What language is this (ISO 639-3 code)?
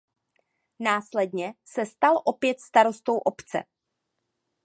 ces